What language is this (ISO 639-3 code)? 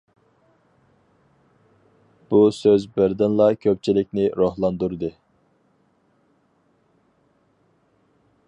uig